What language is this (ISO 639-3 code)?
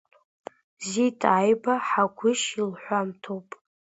abk